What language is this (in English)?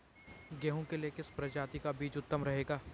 Hindi